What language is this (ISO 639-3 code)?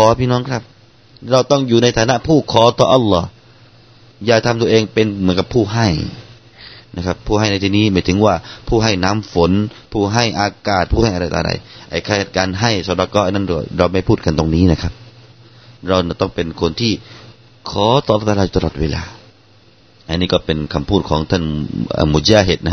tha